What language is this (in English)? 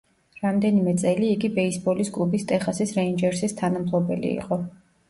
Georgian